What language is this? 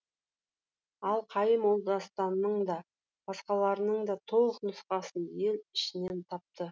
Kazakh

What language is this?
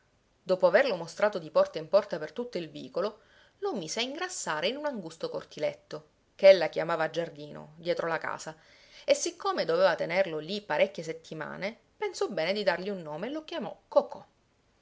Italian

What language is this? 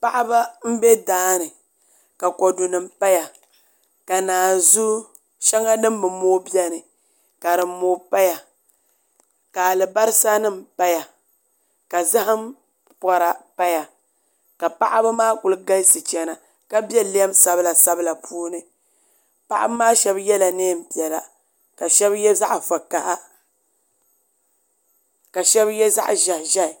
Dagbani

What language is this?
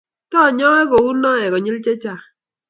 Kalenjin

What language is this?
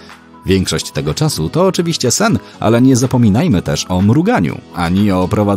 Polish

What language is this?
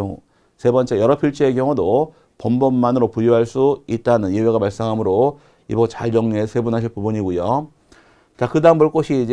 Korean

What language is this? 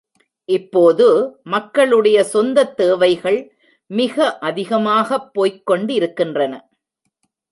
Tamil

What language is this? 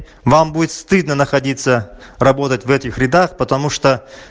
Russian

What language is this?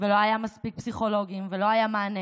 Hebrew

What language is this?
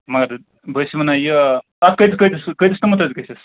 Kashmiri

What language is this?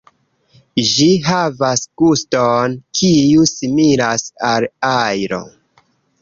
Esperanto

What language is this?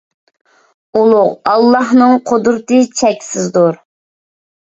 Uyghur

